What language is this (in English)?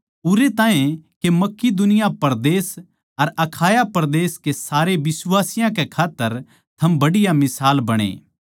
Haryanvi